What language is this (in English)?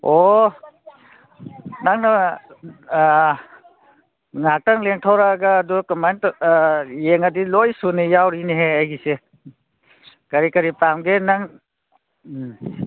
Manipuri